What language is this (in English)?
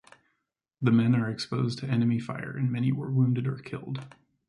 English